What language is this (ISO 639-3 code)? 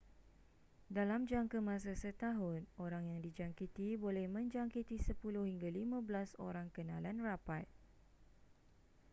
msa